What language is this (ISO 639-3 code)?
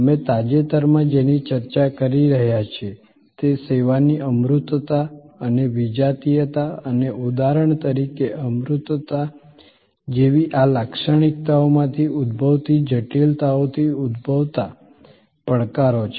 guj